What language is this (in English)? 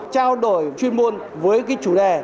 Vietnamese